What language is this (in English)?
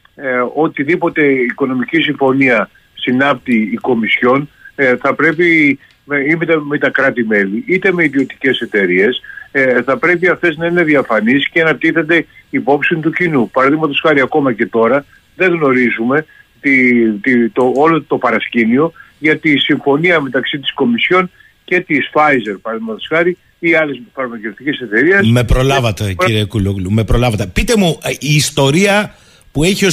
Greek